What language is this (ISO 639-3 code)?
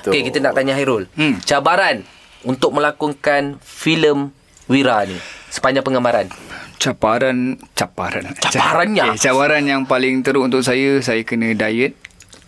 msa